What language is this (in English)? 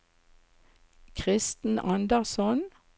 Norwegian